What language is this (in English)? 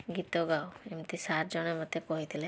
Odia